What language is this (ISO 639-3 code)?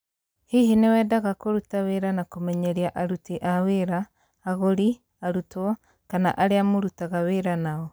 kik